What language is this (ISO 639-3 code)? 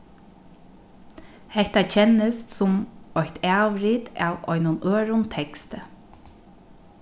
fao